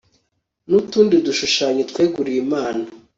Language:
Kinyarwanda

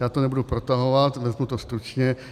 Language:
Czech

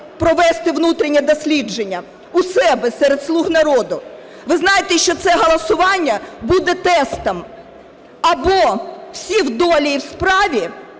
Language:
Ukrainian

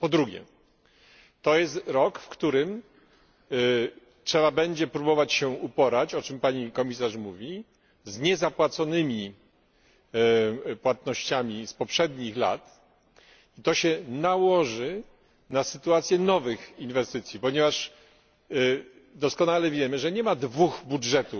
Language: Polish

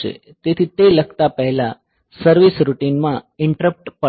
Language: Gujarati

